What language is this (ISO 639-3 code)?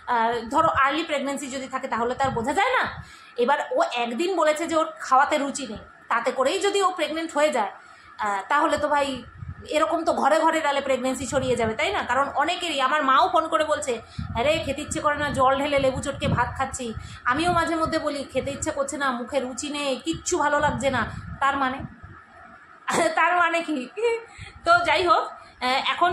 hin